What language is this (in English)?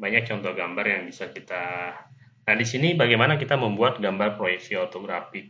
Indonesian